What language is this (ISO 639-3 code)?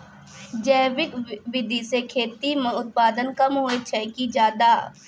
mai